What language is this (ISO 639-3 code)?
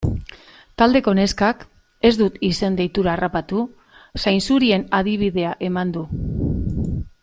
eus